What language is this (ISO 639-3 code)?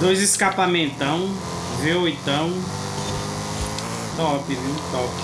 por